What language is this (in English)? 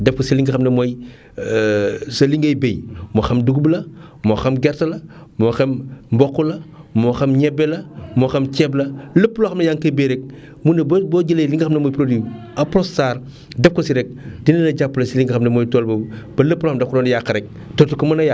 Wolof